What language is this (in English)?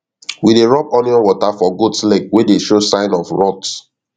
Nigerian Pidgin